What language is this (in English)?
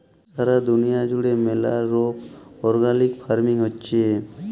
Bangla